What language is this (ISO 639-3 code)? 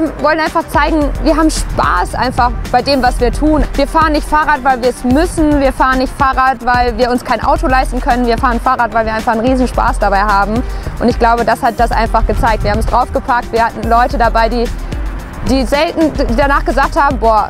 deu